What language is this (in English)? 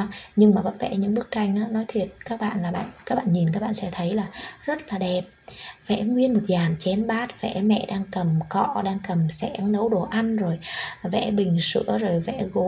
Vietnamese